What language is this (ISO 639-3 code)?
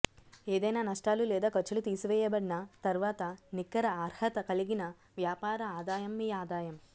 tel